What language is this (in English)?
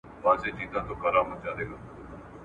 Pashto